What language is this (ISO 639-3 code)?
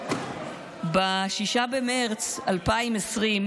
heb